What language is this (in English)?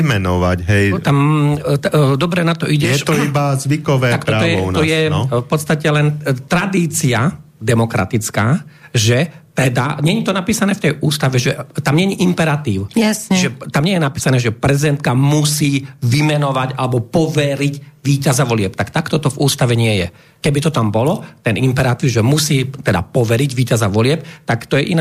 Slovak